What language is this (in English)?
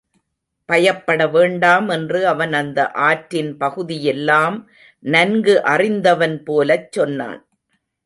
Tamil